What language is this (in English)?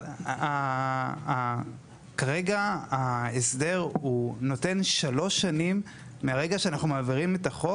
Hebrew